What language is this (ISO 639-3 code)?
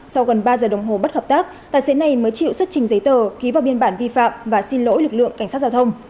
vie